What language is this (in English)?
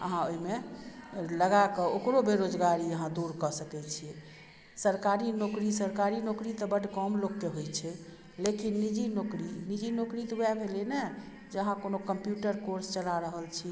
Maithili